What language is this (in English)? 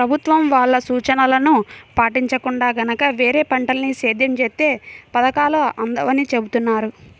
Telugu